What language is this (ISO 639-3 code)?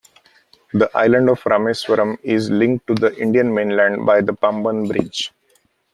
eng